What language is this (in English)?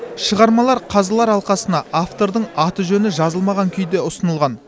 Kazakh